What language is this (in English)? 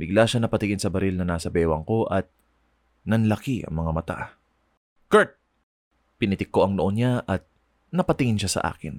Filipino